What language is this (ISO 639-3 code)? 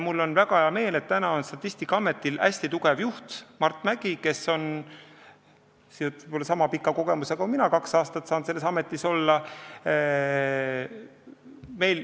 est